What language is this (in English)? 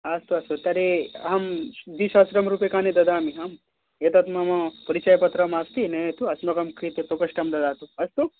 Sanskrit